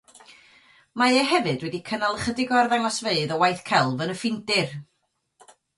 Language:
Welsh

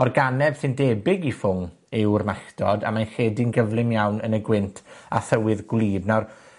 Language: Welsh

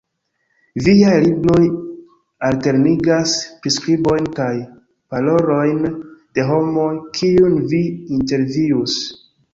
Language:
Esperanto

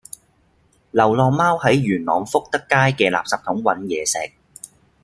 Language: Cantonese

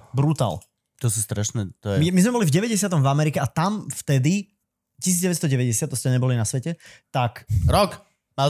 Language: Slovak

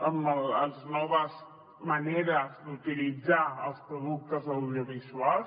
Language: Catalan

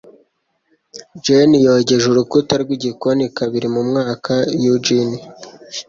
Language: Kinyarwanda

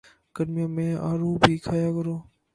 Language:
Urdu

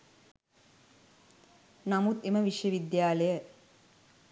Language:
Sinhala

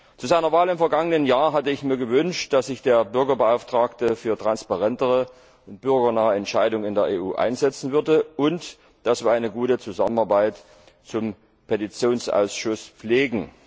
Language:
German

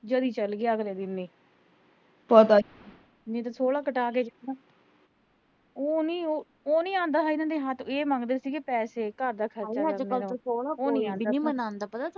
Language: Punjabi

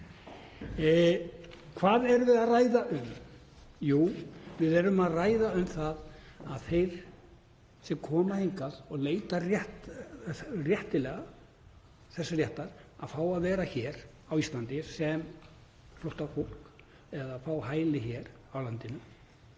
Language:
Icelandic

